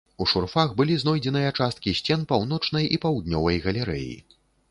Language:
Belarusian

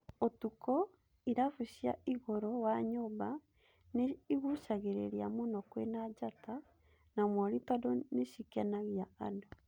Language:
Kikuyu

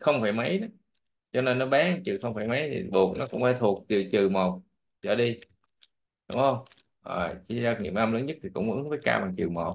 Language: Vietnamese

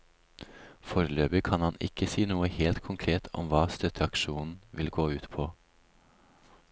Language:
Norwegian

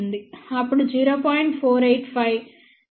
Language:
Telugu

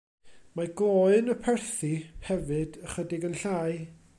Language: Welsh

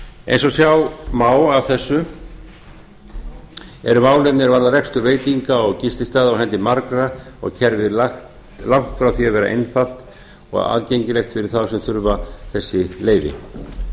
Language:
Icelandic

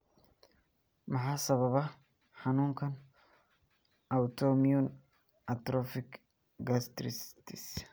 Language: Somali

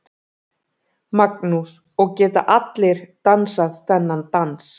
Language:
Icelandic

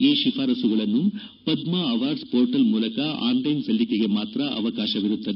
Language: Kannada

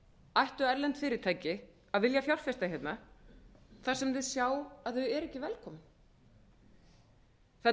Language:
Icelandic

